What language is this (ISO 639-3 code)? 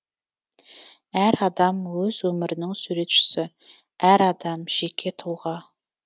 kaz